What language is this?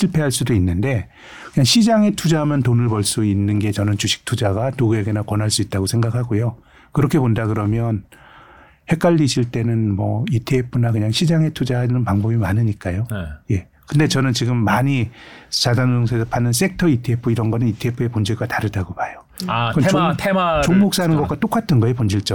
Korean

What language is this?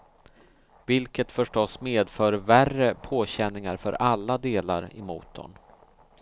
Swedish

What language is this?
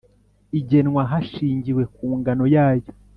Kinyarwanda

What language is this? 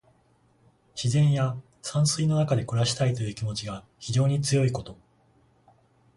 Japanese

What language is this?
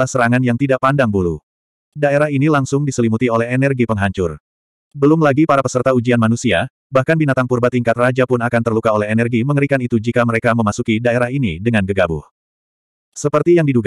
Indonesian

